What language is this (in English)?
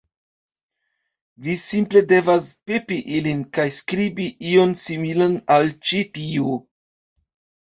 Esperanto